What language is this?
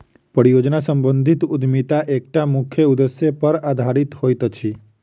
Maithili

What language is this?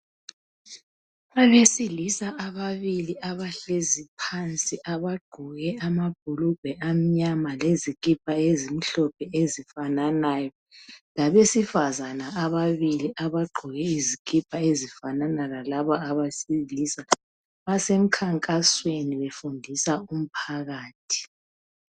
North Ndebele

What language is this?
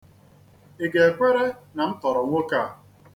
Igbo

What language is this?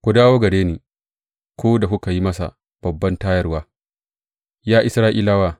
Hausa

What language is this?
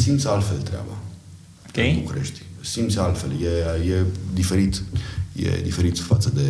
Romanian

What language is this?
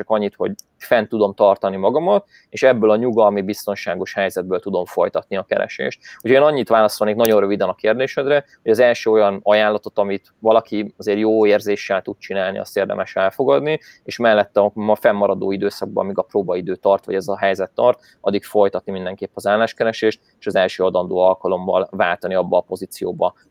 Hungarian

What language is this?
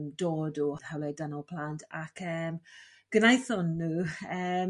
Welsh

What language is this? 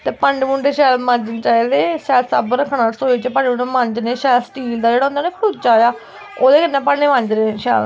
Dogri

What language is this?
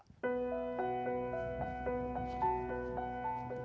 Indonesian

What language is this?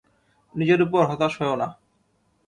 Bangla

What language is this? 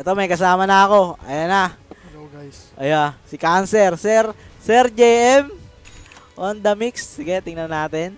Filipino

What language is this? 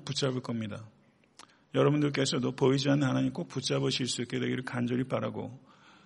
Korean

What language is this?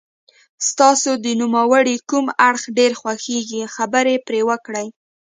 Pashto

